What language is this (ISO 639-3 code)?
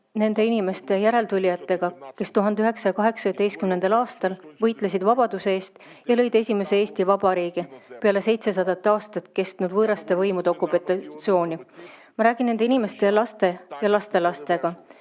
est